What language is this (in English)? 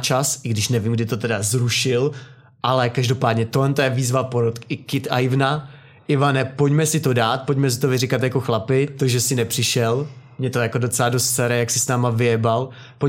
Czech